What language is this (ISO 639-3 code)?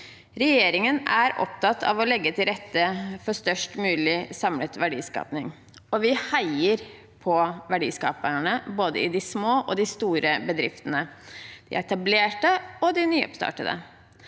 nor